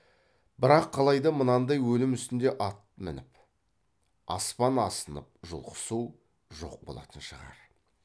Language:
Kazakh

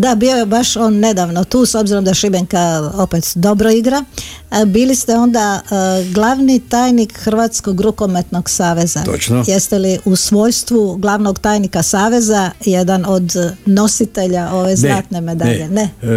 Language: Croatian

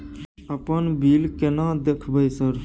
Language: Maithili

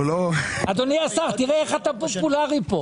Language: Hebrew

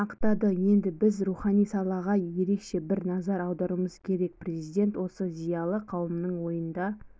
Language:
Kazakh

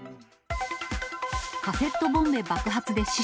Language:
Japanese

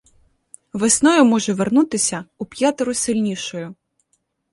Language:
Ukrainian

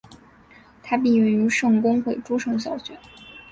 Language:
Chinese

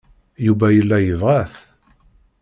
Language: Kabyle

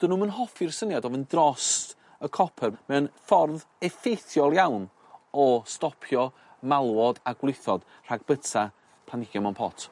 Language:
Welsh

